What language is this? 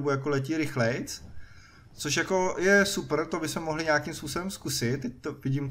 Czech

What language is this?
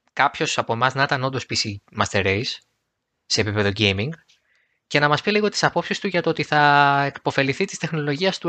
Greek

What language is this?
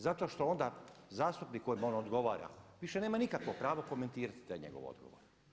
Croatian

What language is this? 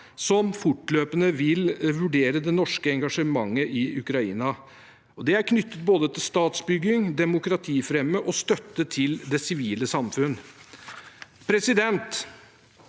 Norwegian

